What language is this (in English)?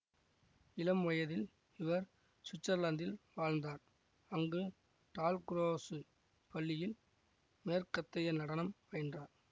Tamil